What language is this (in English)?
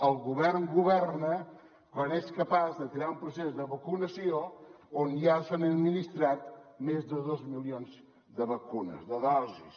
Catalan